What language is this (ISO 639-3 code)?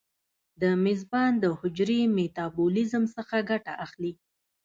pus